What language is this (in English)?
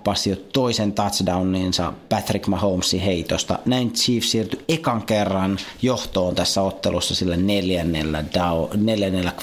Finnish